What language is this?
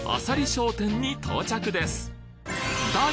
Japanese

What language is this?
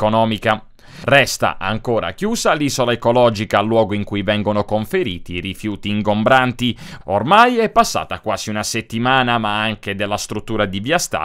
Italian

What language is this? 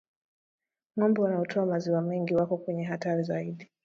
Swahili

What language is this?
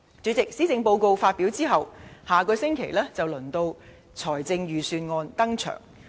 Cantonese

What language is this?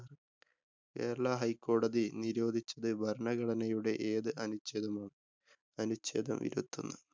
Malayalam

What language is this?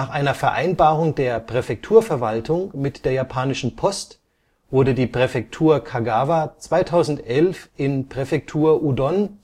German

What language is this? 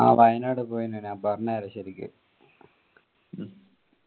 Malayalam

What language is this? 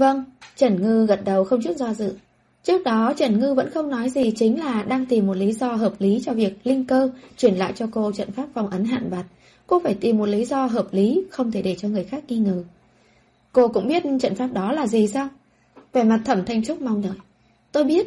Vietnamese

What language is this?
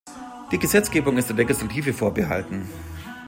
German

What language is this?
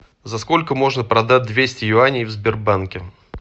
Russian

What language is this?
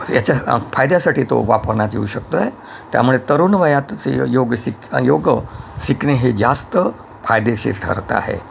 Marathi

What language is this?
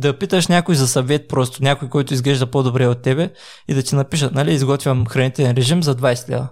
Bulgarian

